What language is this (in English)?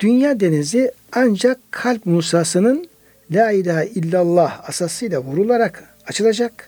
Turkish